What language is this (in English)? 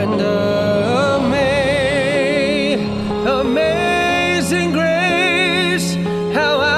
English